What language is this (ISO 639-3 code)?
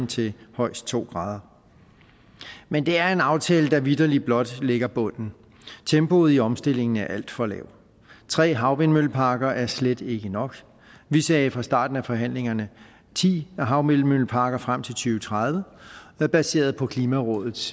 dan